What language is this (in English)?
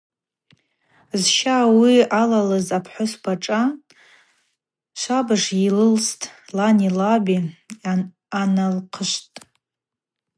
Abaza